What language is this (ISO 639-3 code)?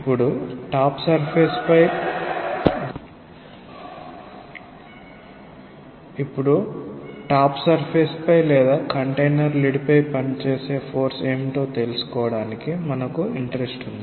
tel